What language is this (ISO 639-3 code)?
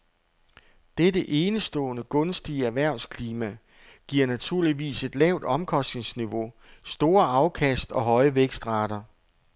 dan